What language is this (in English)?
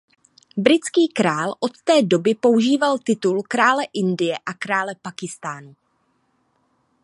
Czech